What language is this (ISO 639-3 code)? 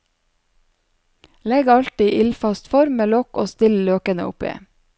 nor